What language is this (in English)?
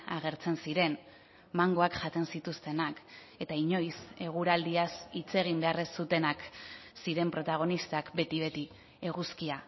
Basque